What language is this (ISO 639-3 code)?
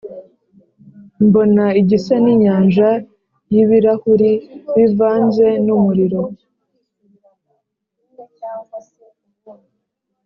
kin